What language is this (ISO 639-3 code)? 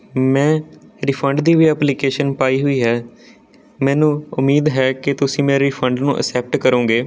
pan